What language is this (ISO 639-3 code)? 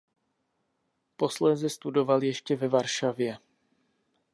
ces